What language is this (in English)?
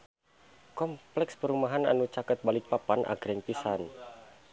Sundanese